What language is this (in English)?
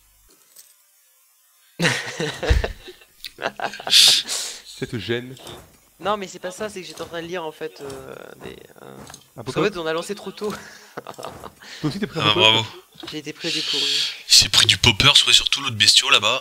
French